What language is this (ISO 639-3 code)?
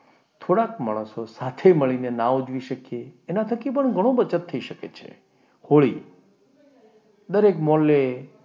guj